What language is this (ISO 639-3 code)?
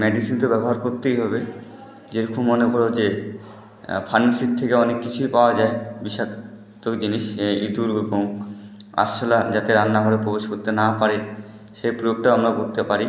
ben